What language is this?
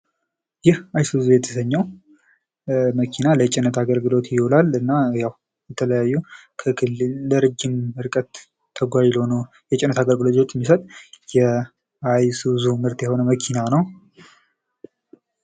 Amharic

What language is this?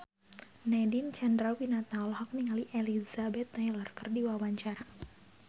Sundanese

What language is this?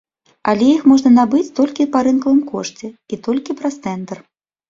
Belarusian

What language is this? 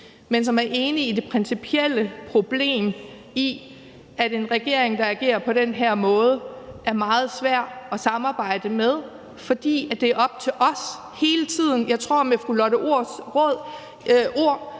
Danish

